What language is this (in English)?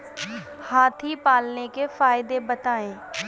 Hindi